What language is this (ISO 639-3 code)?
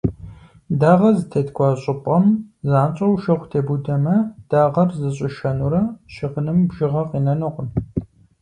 kbd